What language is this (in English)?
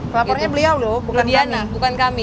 Indonesian